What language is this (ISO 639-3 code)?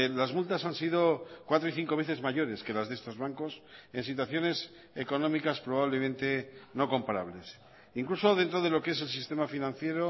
spa